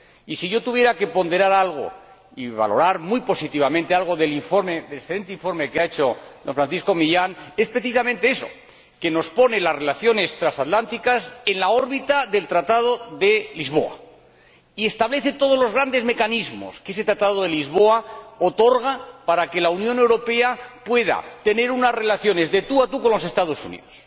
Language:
Spanish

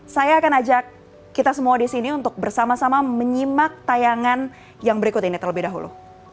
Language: Indonesian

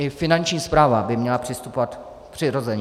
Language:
Czech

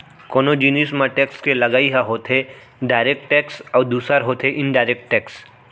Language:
Chhattisgarhi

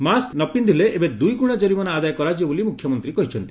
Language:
Odia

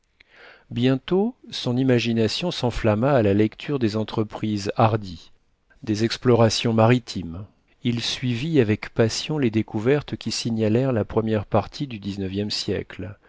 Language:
French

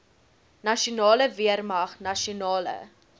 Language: Afrikaans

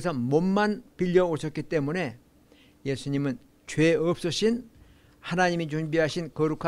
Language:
Korean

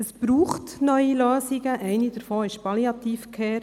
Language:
Swiss German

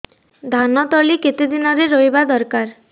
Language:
Odia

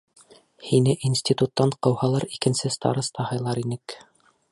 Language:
Bashkir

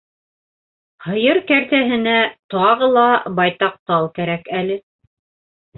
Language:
Bashkir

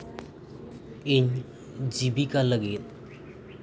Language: Santali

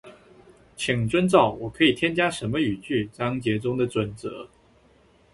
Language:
Chinese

